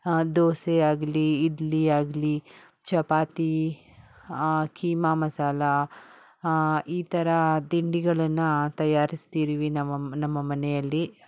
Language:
Kannada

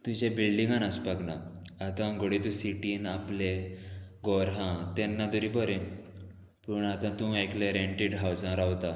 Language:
Konkani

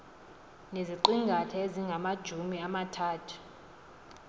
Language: Xhosa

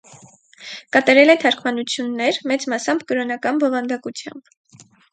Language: Armenian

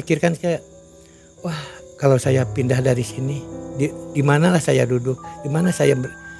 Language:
Indonesian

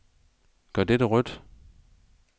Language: Danish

